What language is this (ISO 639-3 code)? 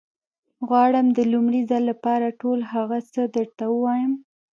pus